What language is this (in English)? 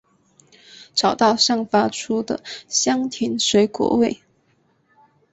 Chinese